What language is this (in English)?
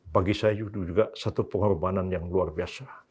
Indonesian